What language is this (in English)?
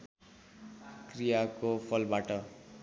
Nepali